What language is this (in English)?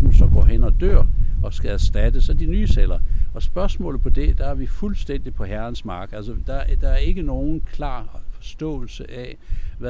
Danish